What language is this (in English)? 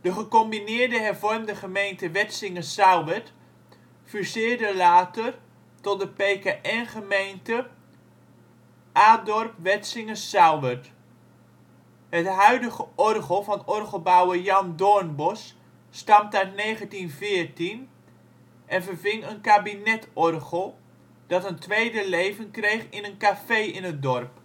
Dutch